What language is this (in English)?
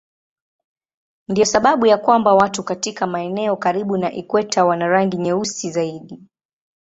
Swahili